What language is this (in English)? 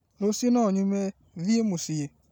Kikuyu